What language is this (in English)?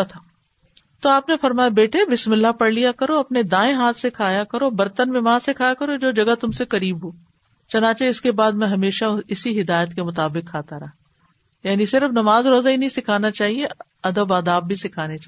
Urdu